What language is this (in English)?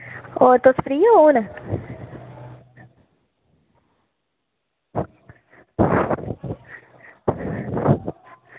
Dogri